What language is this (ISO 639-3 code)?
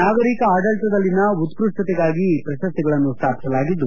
kan